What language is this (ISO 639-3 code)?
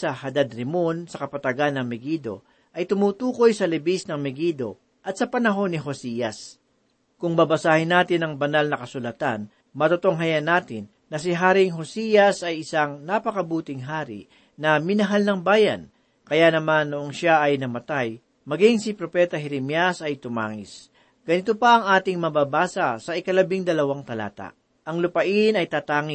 fil